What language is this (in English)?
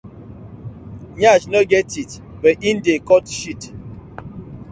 Nigerian Pidgin